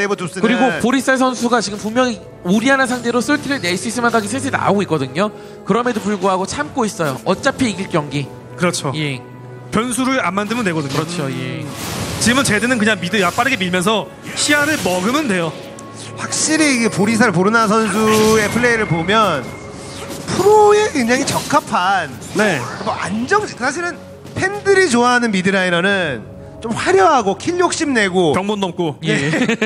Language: Korean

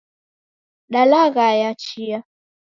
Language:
Taita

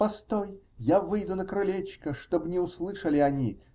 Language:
Russian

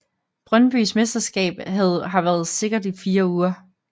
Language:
Danish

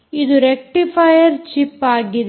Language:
Kannada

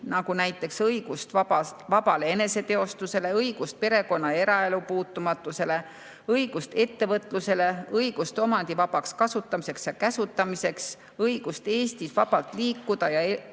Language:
Estonian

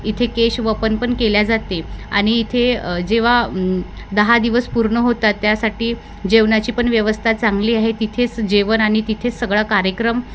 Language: Marathi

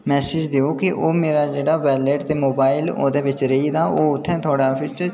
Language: Dogri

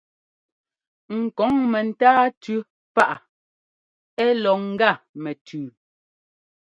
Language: Ngomba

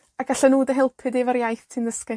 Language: Welsh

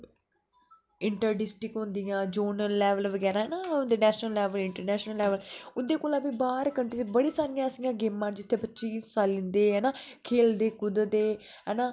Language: Dogri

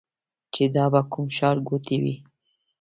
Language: Pashto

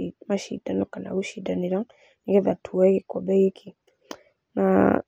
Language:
Kikuyu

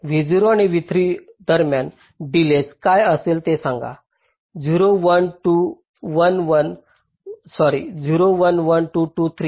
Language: Marathi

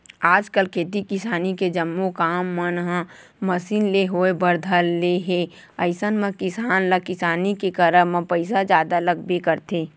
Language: Chhattisgarhi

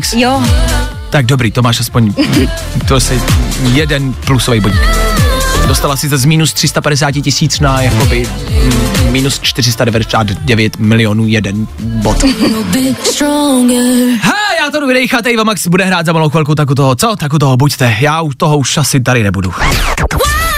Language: Czech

